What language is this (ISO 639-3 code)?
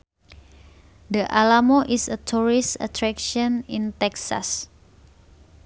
sun